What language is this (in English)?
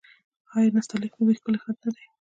Pashto